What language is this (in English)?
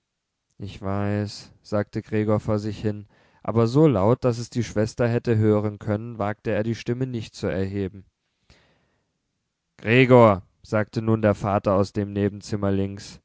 German